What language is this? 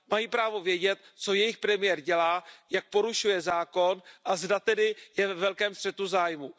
Czech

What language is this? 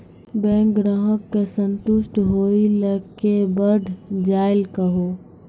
Maithili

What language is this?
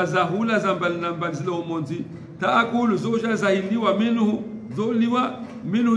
Arabic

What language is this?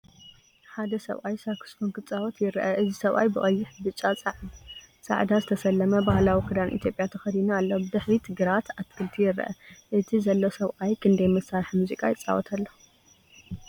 Tigrinya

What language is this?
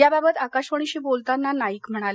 Marathi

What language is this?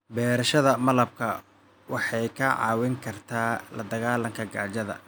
Somali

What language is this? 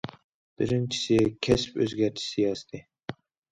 Uyghur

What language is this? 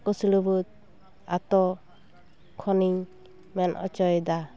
Santali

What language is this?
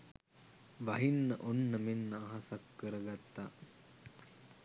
Sinhala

